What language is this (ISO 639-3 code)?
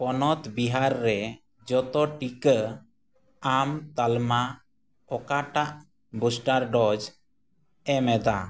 sat